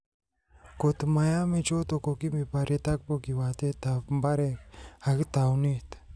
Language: Kalenjin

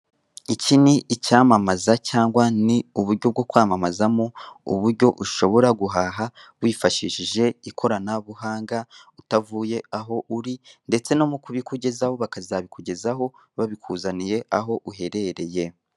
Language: Kinyarwanda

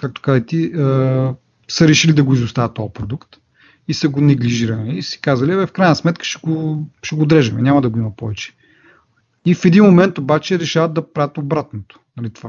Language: Bulgarian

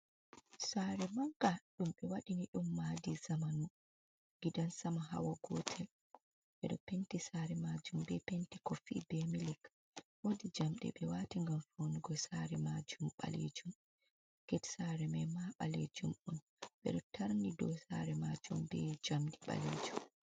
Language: Fula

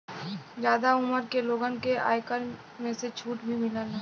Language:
Bhojpuri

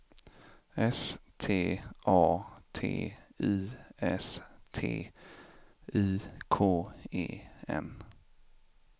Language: Swedish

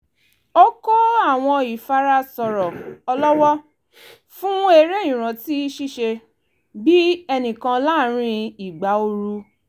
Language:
Yoruba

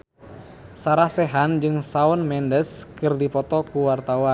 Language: Sundanese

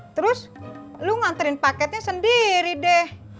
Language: Indonesian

